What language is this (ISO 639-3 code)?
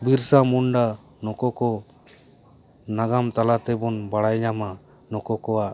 sat